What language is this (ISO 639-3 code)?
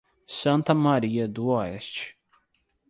por